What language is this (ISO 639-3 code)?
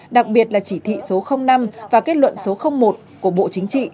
vie